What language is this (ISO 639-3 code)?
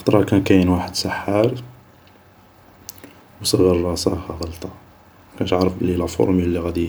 arq